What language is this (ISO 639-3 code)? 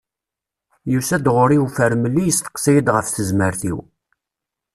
kab